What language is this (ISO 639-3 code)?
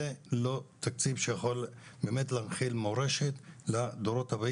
heb